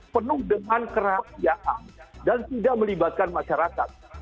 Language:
Indonesian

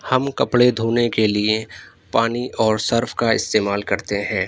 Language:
Urdu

